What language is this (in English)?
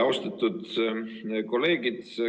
Estonian